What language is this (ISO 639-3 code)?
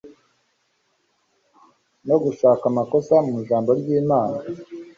kin